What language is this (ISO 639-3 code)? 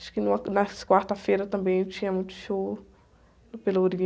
por